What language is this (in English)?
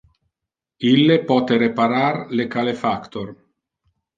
Interlingua